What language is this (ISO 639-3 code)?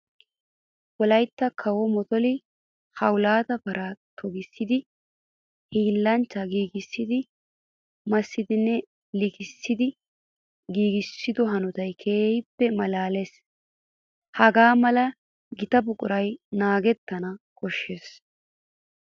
wal